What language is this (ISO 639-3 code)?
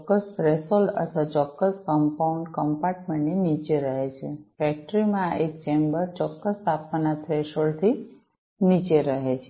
guj